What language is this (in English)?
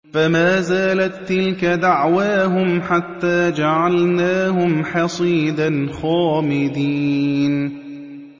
Arabic